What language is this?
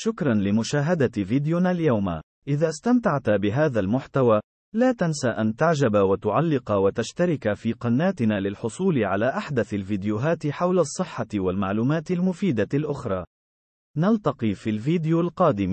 Arabic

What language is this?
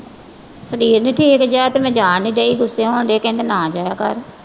Punjabi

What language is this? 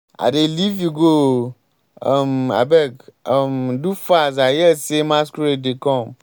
Nigerian Pidgin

